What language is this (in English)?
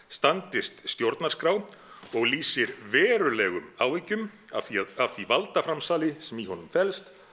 Icelandic